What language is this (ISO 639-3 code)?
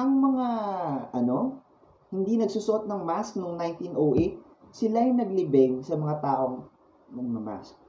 fil